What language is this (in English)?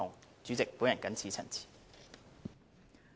Cantonese